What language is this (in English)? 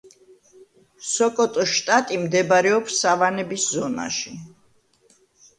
Georgian